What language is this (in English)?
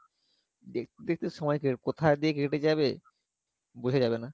Bangla